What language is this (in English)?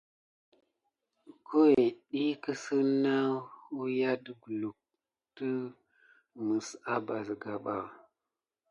Gidar